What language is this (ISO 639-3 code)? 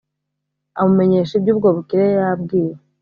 kin